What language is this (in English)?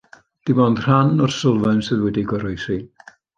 Welsh